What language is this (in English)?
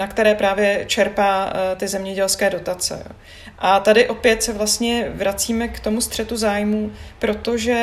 Czech